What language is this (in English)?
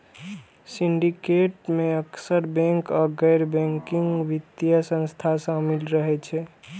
Maithili